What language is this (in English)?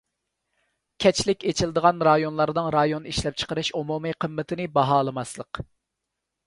Uyghur